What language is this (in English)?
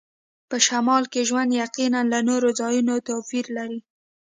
Pashto